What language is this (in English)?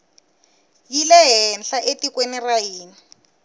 Tsonga